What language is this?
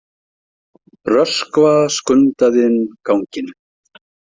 Icelandic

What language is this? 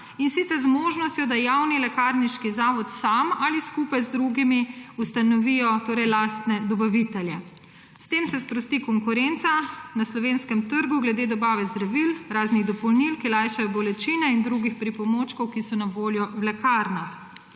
Slovenian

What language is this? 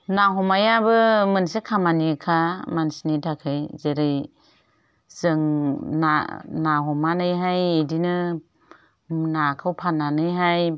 Bodo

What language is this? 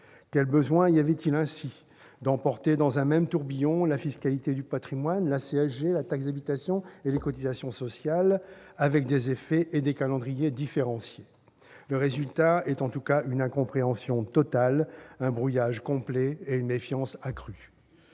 French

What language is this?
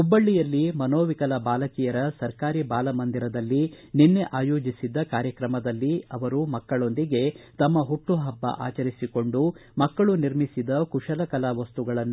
Kannada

